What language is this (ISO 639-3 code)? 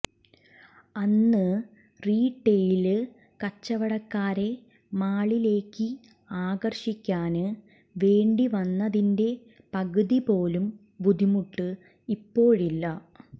mal